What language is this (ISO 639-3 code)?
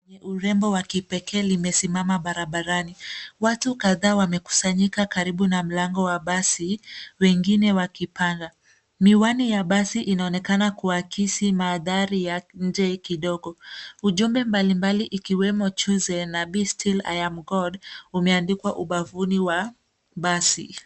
swa